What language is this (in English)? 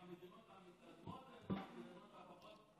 Hebrew